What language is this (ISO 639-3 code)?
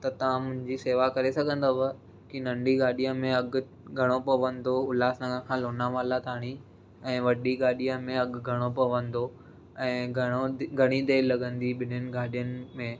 snd